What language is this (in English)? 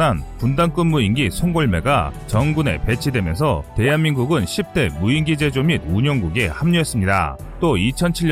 Korean